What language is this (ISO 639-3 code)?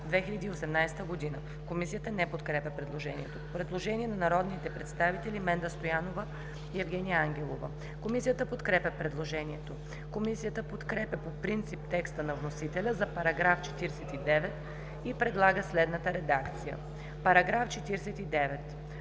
bul